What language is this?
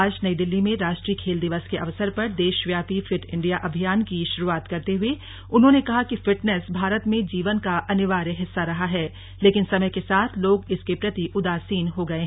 Hindi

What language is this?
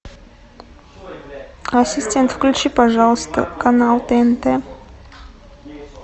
Russian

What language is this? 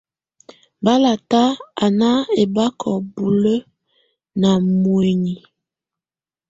Tunen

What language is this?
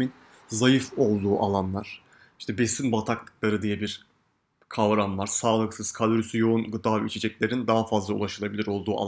Turkish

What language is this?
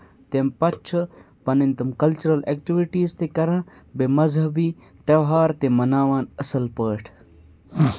Kashmiri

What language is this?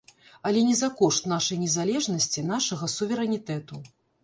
Belarusian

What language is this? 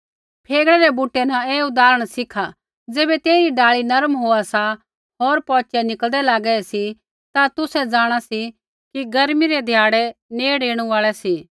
Kullu Pahari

